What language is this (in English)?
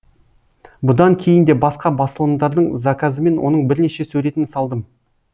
Kazakh